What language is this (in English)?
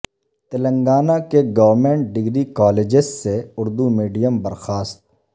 Urdu